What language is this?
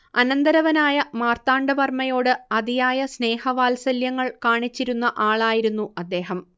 Malayalam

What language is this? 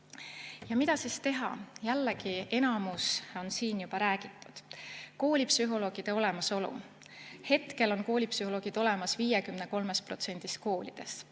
Estonian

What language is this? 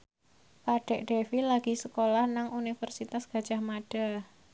Javanese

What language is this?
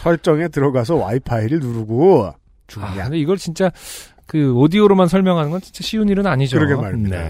Korean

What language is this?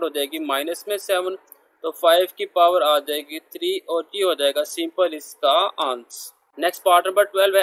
Hindi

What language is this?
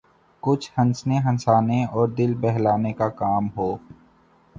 Urdu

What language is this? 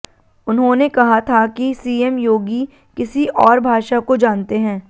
Hindi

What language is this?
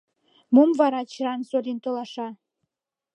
Mari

